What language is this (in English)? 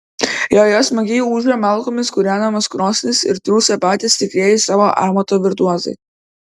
Lithuanian